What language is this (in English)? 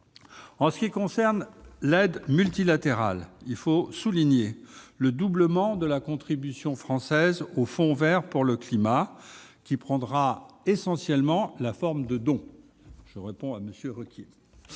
French